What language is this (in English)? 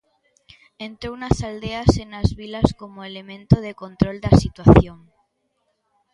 Galician